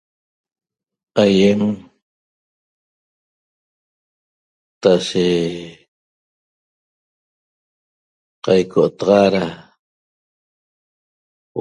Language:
Toba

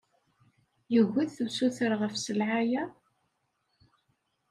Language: Kabyle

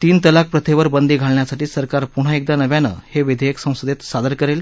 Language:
Marathi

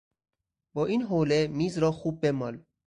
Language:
Persian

